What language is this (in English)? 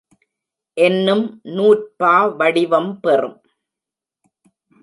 Tamil